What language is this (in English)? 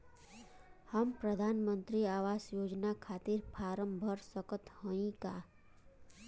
Bhojpuri